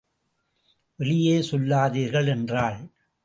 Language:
Tamil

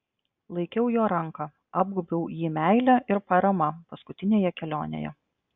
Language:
Lithuanian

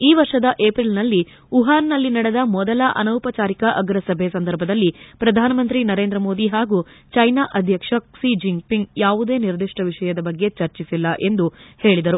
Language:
Kannada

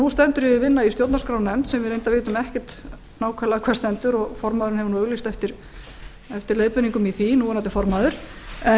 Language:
Icelandic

